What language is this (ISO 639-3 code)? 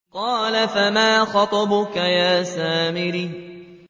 ara